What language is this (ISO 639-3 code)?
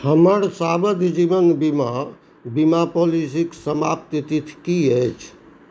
mai